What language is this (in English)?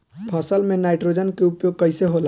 Bhojpuri